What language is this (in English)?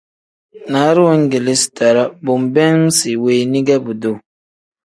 Tem